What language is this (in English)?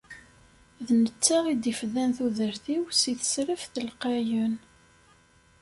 Kabyle